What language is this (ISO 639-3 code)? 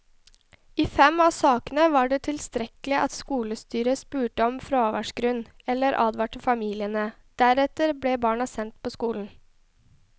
nor